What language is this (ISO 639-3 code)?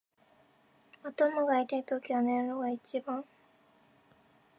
jpn